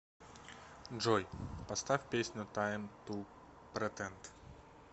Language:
Russian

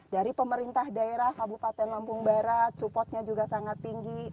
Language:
Indonesian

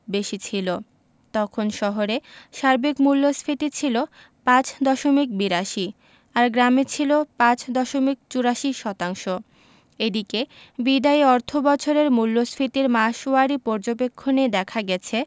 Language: Bangla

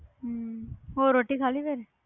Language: Punjabi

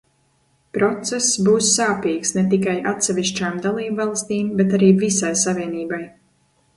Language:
Latvian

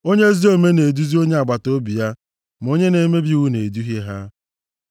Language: Igbo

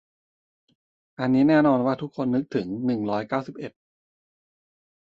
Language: Thai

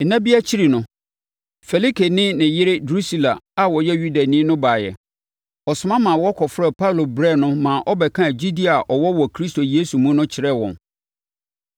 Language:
Akan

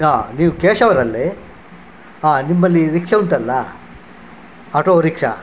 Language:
Kannada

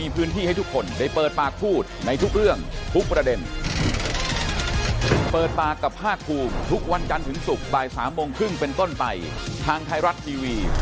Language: Thai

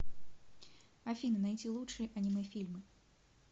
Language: Russian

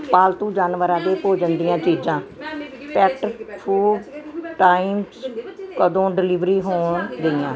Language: Punjabi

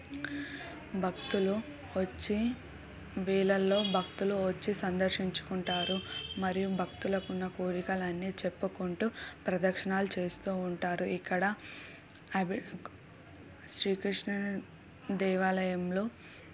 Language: Telugu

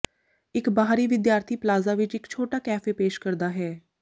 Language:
Punjabi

